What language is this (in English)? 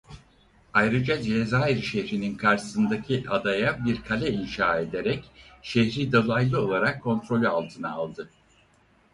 Turkish